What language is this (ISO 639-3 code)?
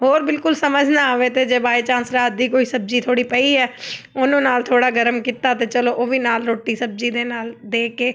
pan